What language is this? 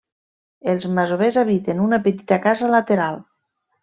Catalan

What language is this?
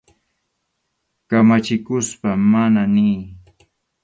Arequipa-La Unión Quechua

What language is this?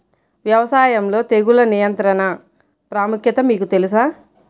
Telugu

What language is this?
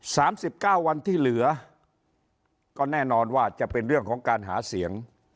Thai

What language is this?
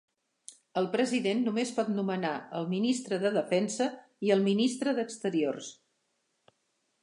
Catalan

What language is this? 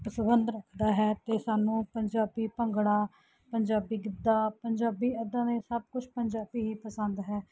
Punjabi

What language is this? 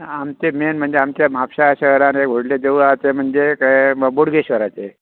Konkani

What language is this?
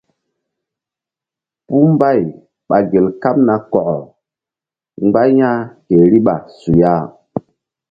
Mbum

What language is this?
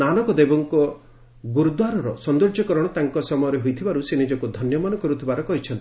Odia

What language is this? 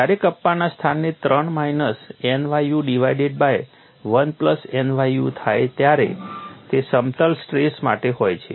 Gujarati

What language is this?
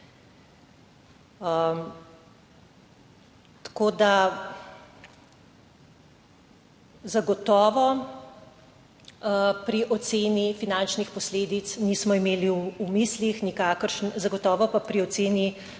Slovenian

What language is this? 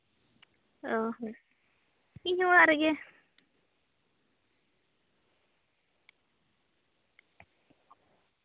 Santali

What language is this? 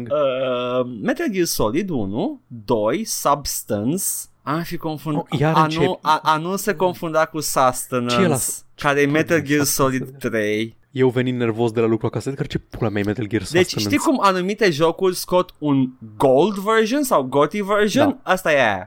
Romanian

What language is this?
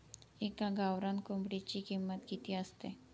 Marathi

